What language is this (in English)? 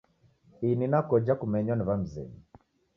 Taita